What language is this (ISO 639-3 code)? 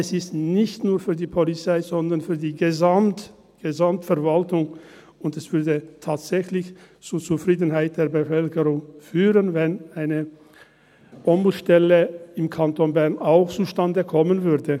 gsw